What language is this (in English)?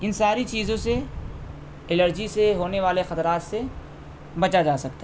Urdu